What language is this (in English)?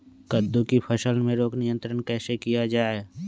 Magahi